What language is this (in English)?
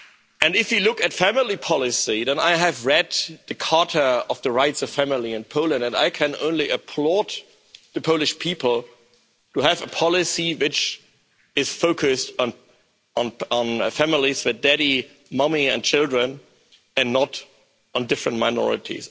English